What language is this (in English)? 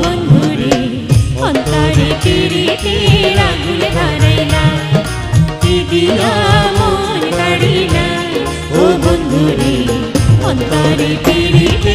Hindi